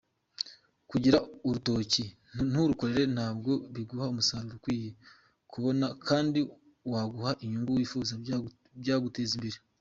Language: Kinyarwanda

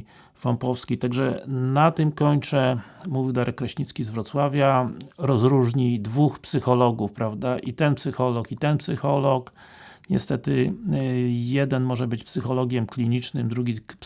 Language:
Polish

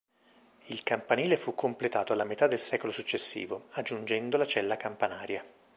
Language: Italian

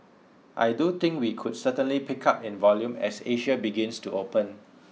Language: English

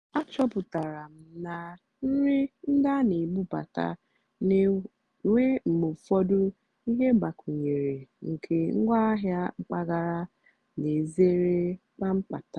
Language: Igbo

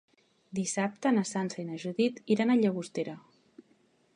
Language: Catalan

